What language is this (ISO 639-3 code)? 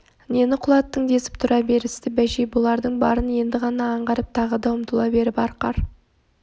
kaz